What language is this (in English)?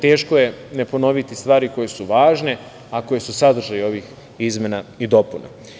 Serbian